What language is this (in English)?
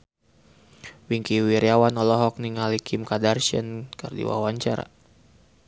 Sundanese